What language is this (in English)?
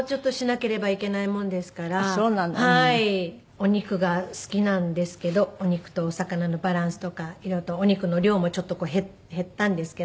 Japanese